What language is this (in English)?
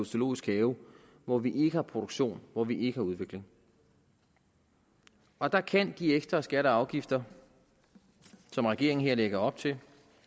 Danish